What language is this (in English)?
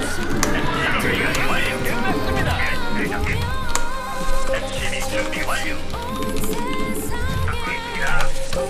Korean